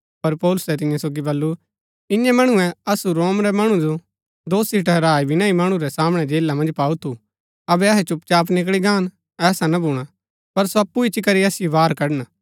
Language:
Gaddi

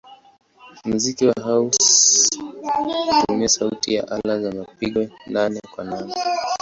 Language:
Swahili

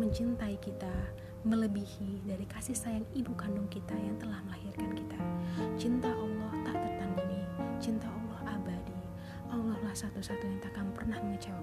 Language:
Indonesian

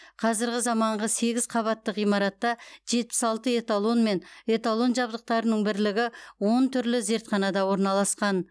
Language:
Kazakh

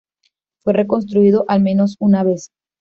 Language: Spanish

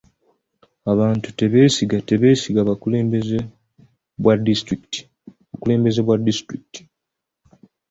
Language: Ganda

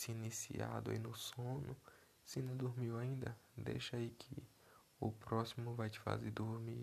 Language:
Portuguese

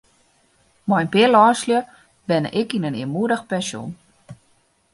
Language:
Western Frisian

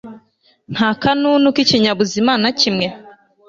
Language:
Kinyarwanda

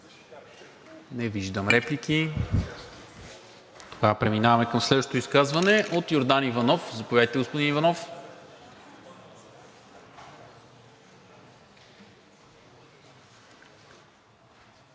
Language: Bulgarian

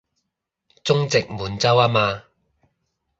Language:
Cantonese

